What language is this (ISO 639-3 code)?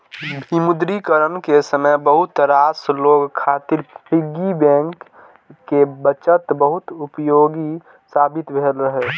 mai